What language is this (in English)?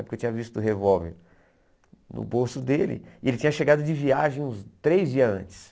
Portuguese